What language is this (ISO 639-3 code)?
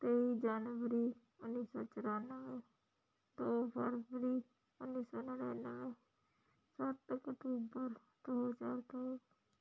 pan